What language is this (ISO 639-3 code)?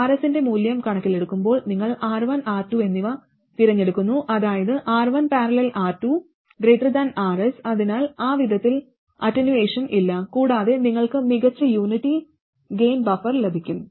mal